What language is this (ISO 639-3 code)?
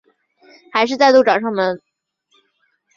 zho